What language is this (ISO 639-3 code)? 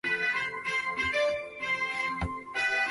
zho